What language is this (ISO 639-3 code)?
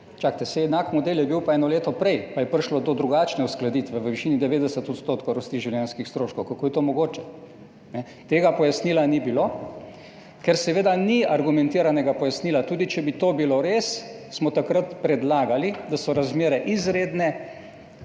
slv